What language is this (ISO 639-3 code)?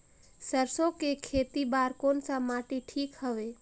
hne